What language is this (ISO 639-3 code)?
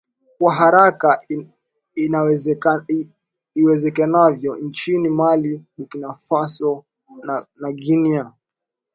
swa